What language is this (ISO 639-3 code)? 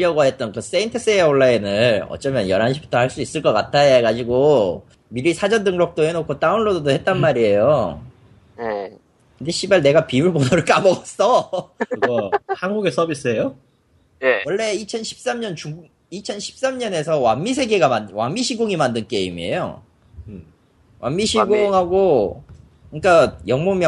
kor